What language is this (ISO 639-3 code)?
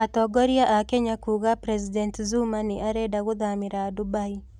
kik